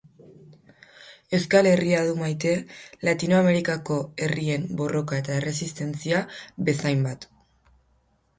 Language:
Basque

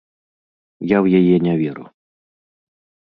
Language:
Belarusian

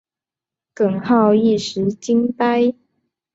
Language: Chinese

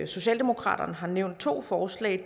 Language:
Danish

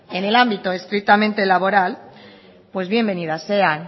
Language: Spanish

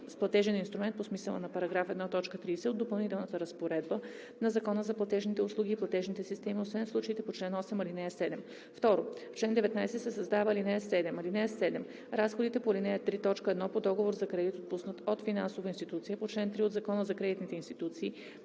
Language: Bulgarian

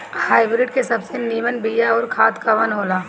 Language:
Bhojpuri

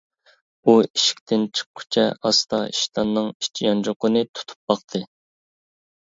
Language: Uyghur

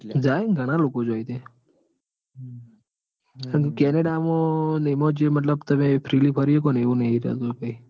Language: Gujarati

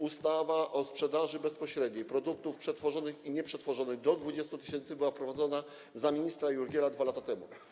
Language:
Polish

